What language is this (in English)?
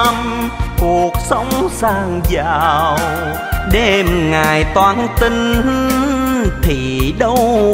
Vietnamese